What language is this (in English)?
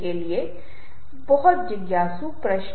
Hindi